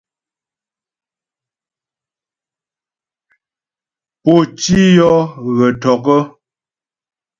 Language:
Ghomala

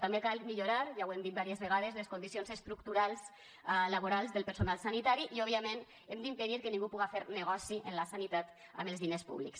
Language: Catalan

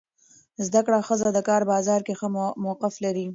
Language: Pashto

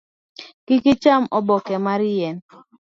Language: Luo (Kenya and Tanzania)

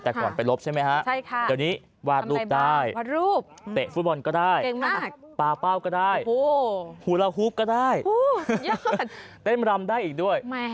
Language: Thai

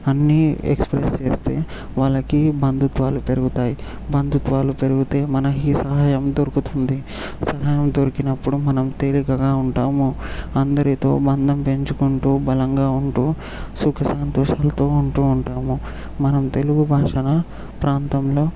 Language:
Telugu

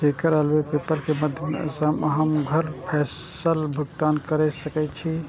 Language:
Maithili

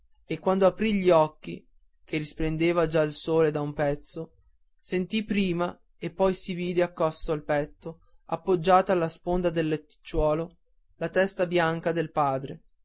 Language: Italian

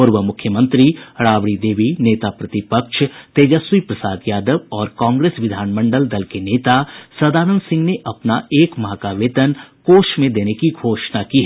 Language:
Hindi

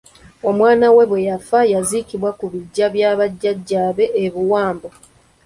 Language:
Ganda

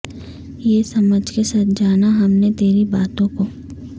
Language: Urdu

